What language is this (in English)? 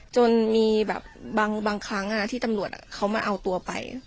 Thai